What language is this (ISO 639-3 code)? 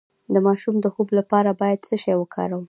pus